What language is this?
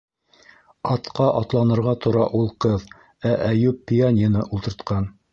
Bashkir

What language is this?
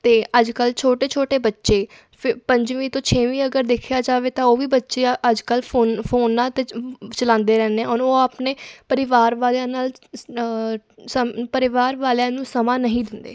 Punjabi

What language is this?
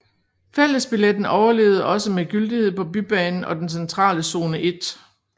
Danish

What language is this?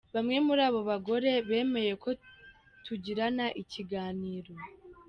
Kinyarwanda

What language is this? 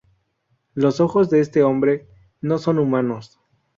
Spanish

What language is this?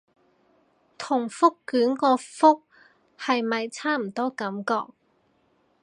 Cantonese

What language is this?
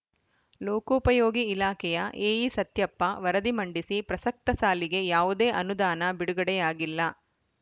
Kannada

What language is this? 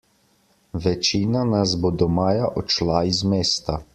Slovenian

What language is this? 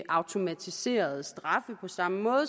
Danish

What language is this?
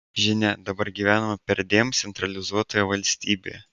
Lithuanian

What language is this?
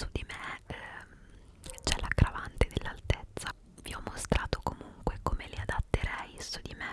Italian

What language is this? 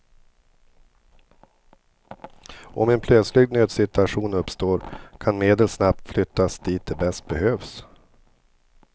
Swedish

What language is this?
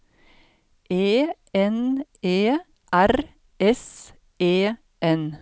Norwegian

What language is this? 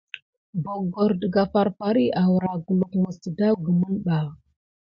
Gidar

